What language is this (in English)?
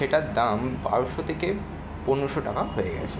Bangla